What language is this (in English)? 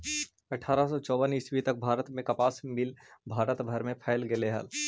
Magahi